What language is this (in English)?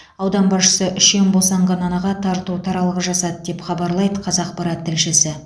Kazakh